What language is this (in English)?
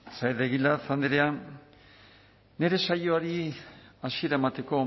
Basque